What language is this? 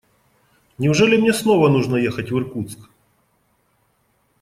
Russian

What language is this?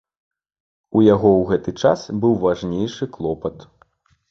Belarusian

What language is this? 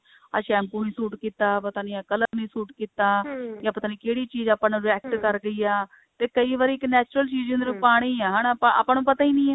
Punjabi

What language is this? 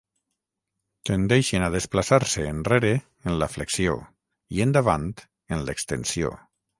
Catalan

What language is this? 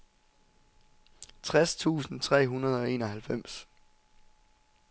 Danish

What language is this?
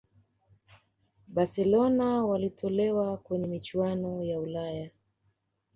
Swahili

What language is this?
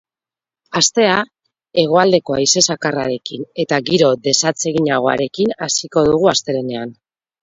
Basque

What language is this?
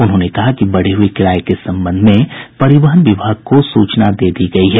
Hindi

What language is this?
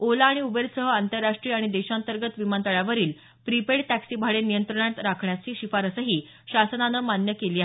Marathi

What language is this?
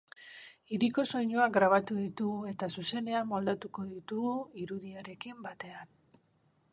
Basque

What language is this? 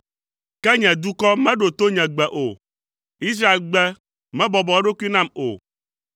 Ewe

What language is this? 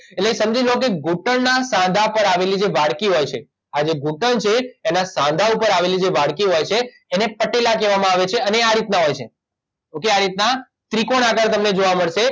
Gujarati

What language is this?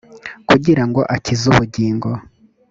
Kinyarwanda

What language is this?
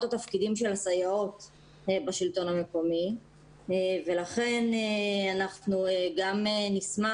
Hebrew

